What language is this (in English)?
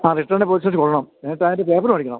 Malayalam